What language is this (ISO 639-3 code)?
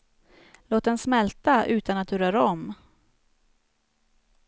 swe